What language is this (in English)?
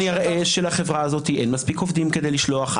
Hebrew